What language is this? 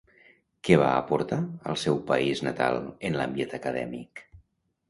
Catalan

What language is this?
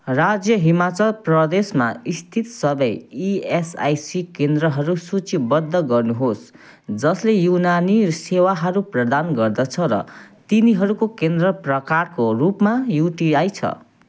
Nepali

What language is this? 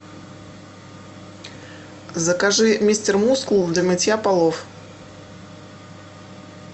Russian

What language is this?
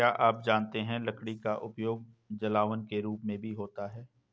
Hindi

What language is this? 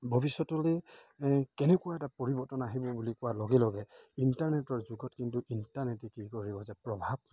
Assamese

